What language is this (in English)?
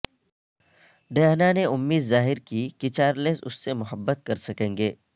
Urdu